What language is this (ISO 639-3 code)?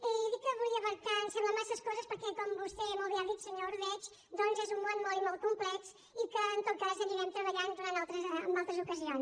cat